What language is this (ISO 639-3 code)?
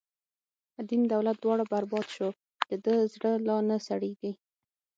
pus